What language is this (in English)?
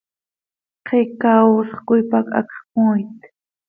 Seri